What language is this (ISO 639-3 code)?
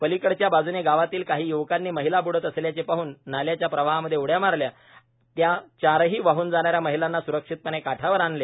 mar